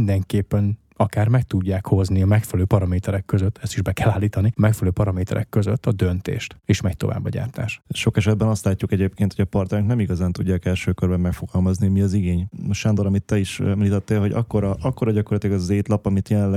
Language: Hungarian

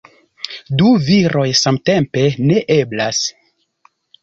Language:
Esperanto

